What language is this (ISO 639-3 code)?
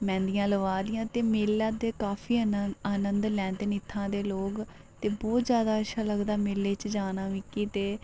doi